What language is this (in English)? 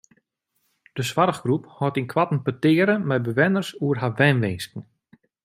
Western Frisian